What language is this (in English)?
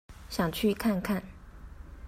Chinese